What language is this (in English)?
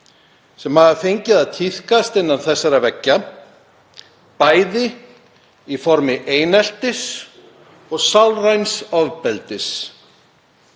Icelandic